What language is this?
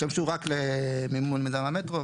Hebrew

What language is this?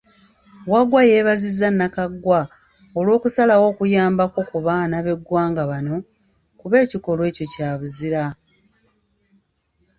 Ganda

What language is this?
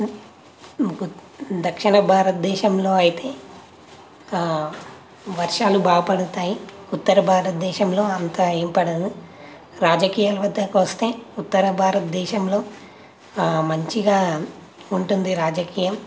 Telugu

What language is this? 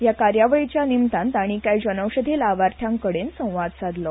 Konkani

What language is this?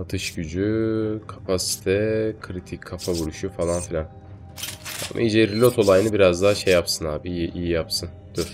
Turkish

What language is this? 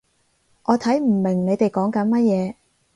Cantonese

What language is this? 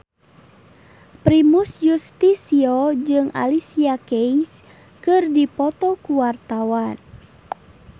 Sundanese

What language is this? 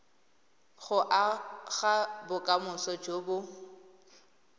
Tswana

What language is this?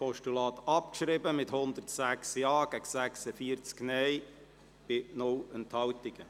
Swiss German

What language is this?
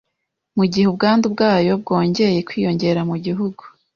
Kinyarwanda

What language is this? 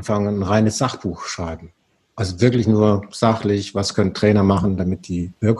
German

